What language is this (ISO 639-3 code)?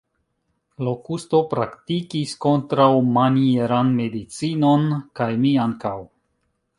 epo